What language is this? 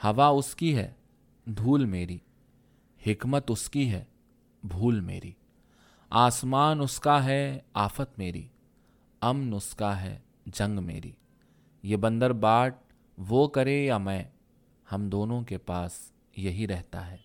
Urdu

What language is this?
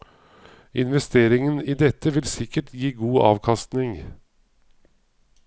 Norwegian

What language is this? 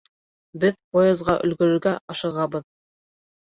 Bashkir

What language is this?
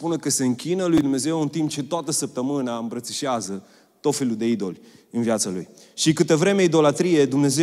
Romanian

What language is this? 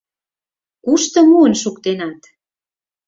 Mari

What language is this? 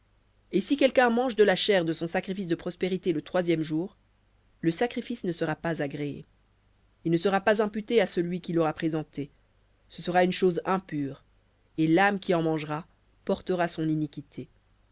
French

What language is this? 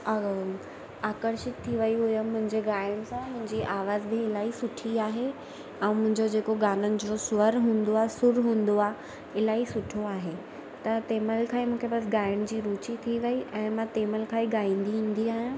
Sindhi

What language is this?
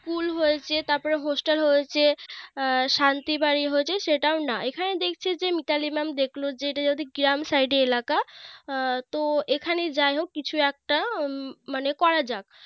Bangla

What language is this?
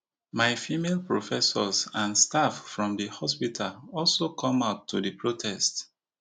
Nigerian Pidgin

